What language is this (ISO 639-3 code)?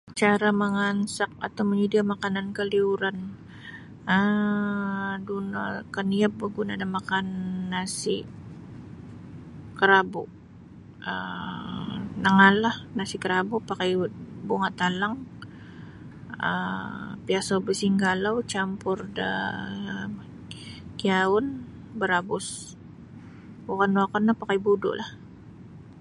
bsy